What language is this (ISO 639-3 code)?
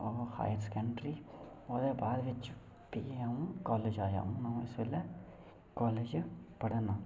doi